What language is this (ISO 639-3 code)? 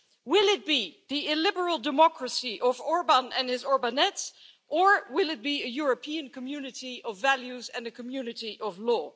eng